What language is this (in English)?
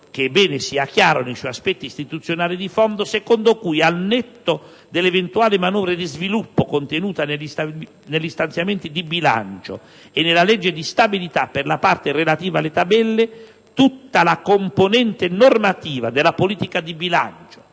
Italian